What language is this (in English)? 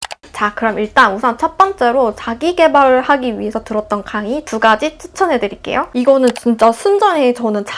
Korean